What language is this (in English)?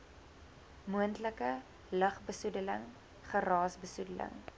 Afrikaans